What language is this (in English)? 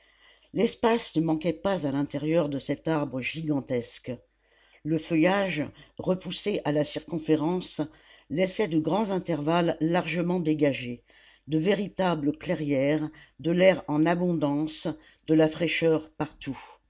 French